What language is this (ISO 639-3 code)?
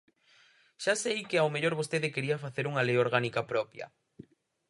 glg